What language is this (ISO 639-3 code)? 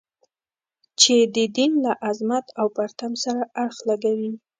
pus